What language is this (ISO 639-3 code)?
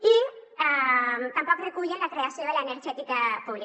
cat